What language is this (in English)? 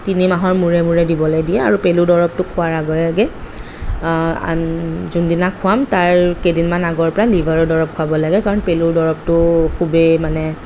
Assamese